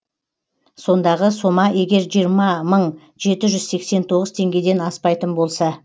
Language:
Kazakh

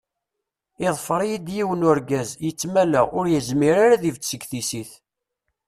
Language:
Kabyle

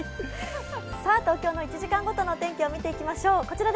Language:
Japanese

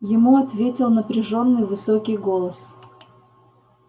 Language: Russian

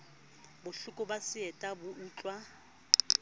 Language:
Southern Sotho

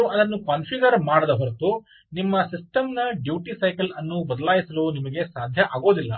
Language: Kannada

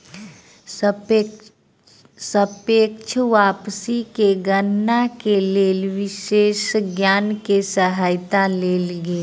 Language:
Maithili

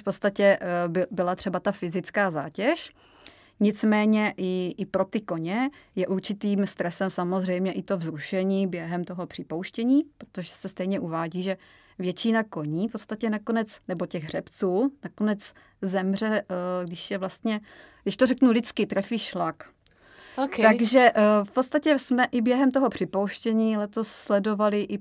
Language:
Czech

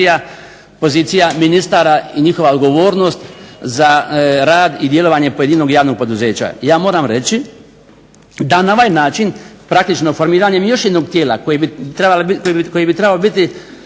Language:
Croatian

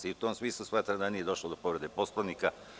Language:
Serbian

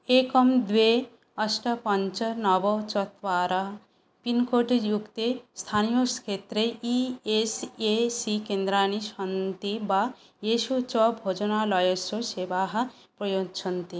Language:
Sanskrit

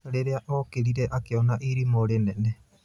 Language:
Kikuyu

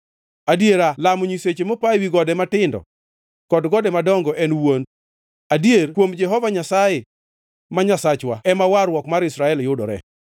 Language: Luo (Kenya and Tanzania)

